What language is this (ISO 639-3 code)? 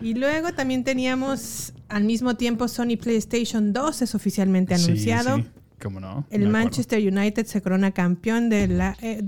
spa